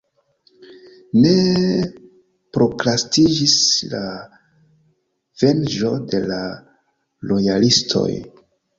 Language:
Esperanto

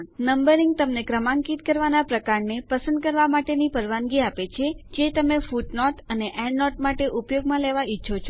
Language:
Gujarati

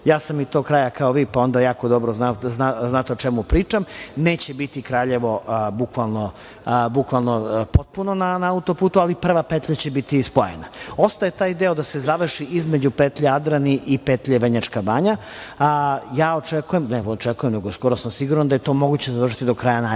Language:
Serbian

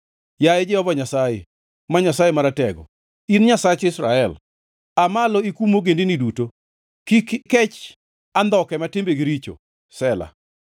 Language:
Luo (Kenya and Tanzania)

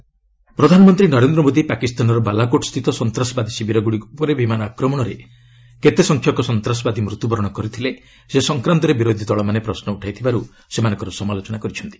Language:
Odia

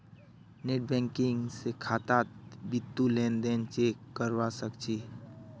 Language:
Magahi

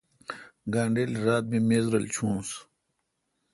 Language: Kalkoti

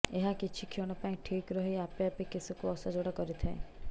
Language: Odia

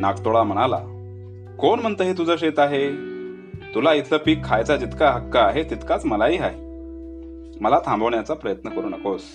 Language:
Marathi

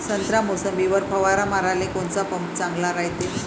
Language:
Marathi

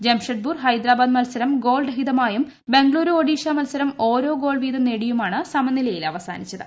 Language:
Malayalam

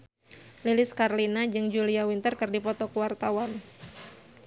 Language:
Sundanese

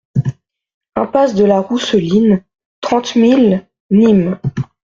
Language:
French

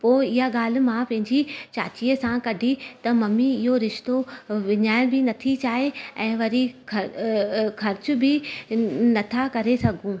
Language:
Sindhi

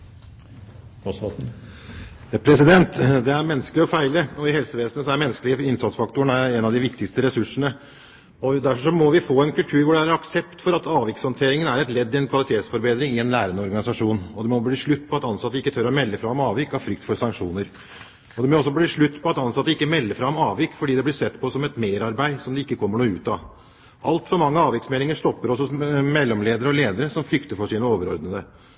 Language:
Norwegian Bokmål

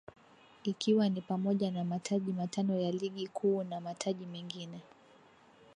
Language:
Swahili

